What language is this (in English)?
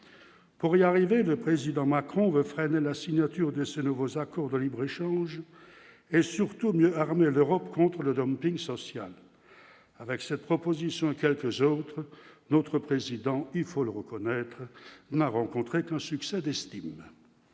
French